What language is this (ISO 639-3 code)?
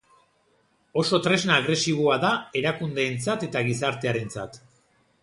eus